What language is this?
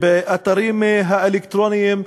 Hebrew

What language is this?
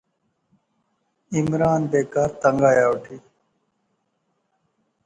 Pahari-Potwari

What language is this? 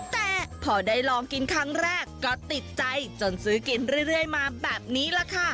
Thai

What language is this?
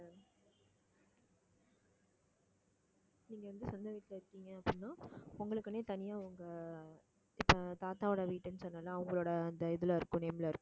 Tamil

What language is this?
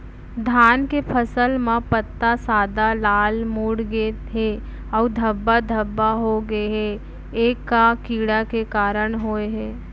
Chhattisgarhi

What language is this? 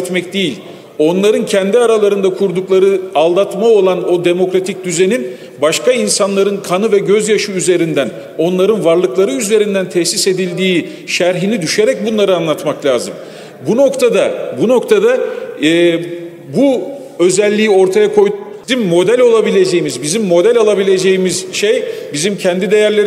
Turkish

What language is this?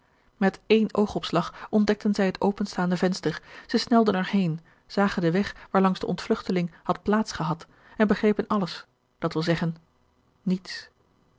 Dutch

